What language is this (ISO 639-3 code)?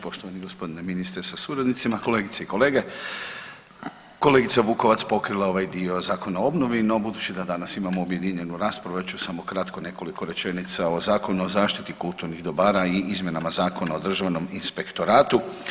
hrv